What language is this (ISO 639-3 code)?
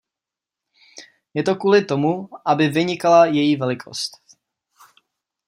ces